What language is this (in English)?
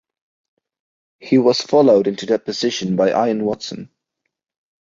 English